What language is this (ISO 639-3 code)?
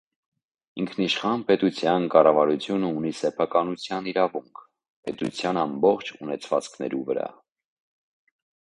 hye